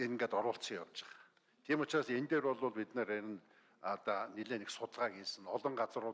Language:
Turkish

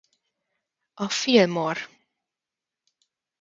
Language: Hungarian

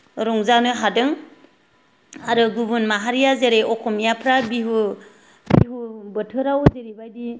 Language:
Bodo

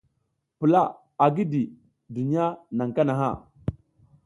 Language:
South Giziga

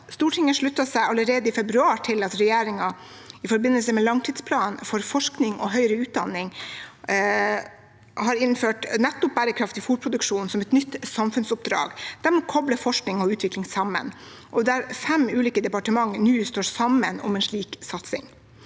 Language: Norwegian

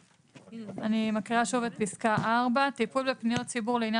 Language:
Hebrew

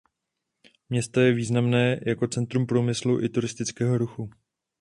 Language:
Czech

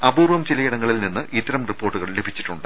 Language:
Malayalam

